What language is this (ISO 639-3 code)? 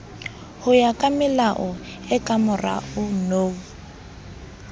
sot